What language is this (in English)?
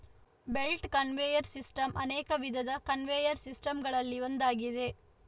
Kannada